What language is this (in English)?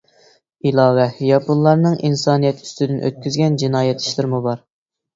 Uyghur